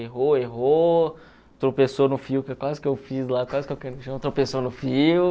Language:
Portuguese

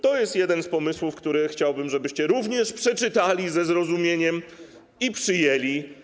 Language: Polish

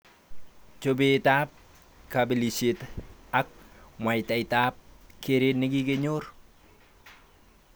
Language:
Kalenjin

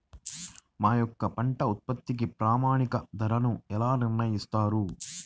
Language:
Telugu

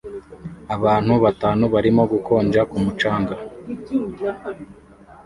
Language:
Kinyarwanda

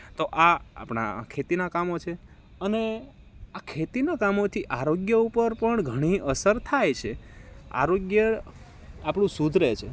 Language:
Gujarati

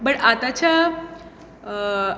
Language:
Konkani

